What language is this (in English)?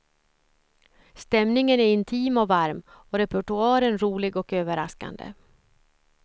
Swedish